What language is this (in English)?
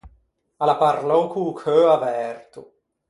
Ligurian